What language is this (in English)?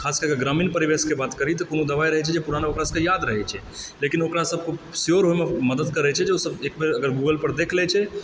Maithili